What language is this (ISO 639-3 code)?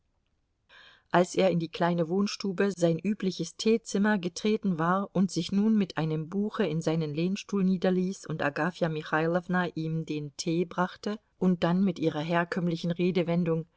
deu